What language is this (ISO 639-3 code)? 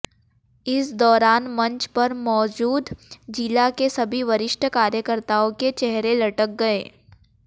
hin